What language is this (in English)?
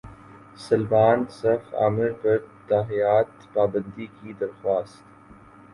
Urdu